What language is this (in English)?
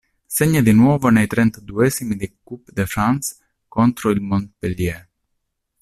Italian